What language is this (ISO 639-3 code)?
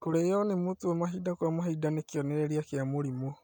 kik